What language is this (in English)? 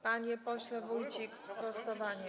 Polish